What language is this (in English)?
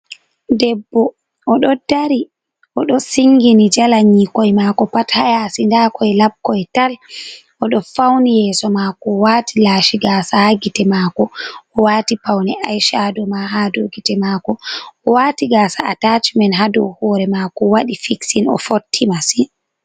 Fula